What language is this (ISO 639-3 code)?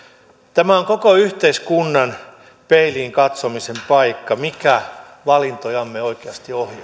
fin